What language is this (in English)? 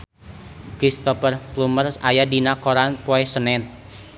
Sundanese